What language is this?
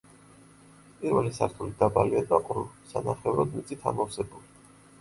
Georgian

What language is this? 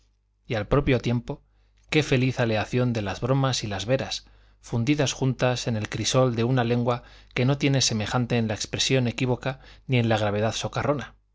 Spanish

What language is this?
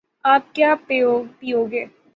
Urdu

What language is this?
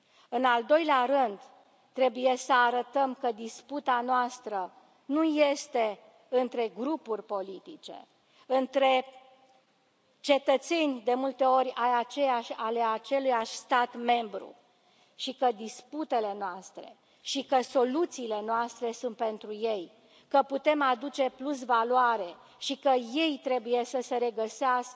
Romanian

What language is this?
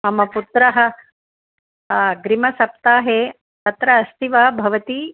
Sanskrit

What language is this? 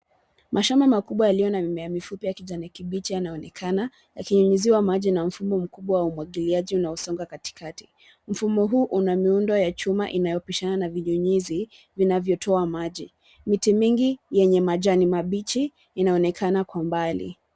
Swahili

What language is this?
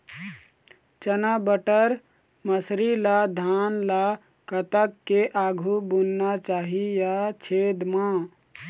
Chhattisgarhi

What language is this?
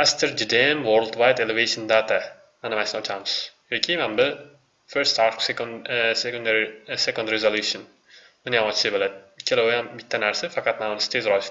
Turkish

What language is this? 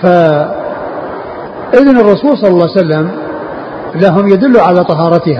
Arabic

